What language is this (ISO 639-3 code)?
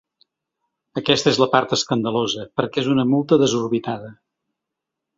cat